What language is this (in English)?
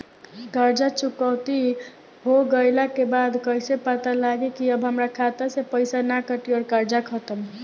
Bhojpuri